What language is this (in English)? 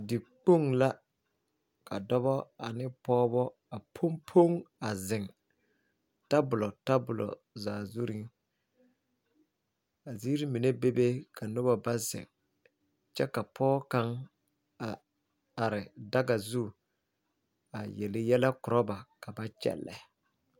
Southern Dagaare